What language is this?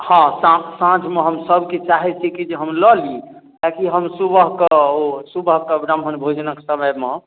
Maithili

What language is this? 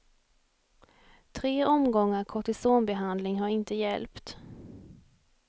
Swedish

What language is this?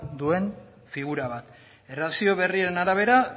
Basque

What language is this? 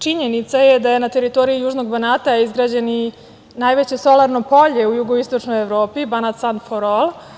Serbian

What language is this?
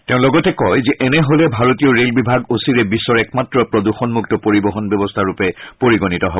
Assamese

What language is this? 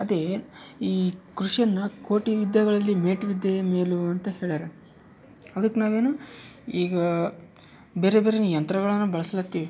Kannada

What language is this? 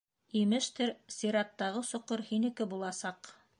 Bashkir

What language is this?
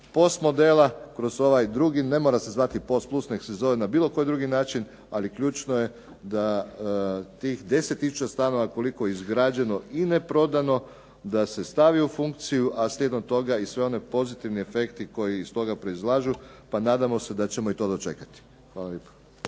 Croatian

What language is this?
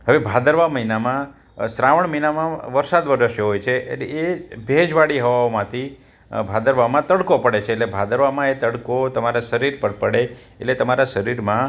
Gujarati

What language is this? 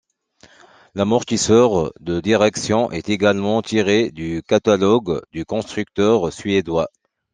French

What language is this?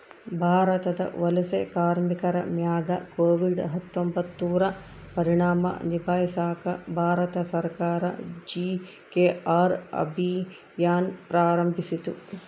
Kannada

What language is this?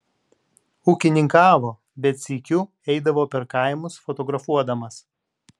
Lithuanian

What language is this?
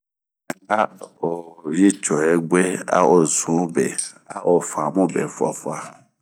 Bomu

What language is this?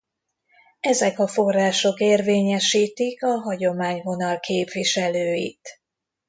Hungarian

